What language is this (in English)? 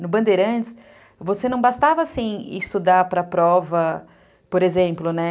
Portuguese